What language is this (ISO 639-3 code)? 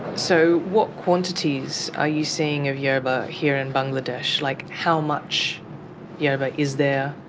eng